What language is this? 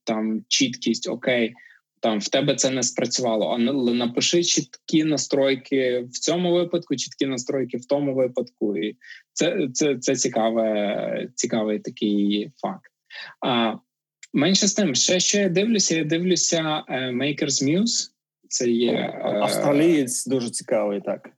Ukrainian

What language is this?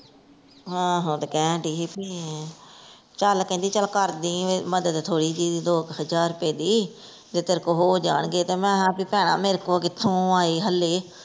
Punjabi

